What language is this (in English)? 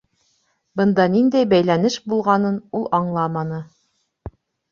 Bashkir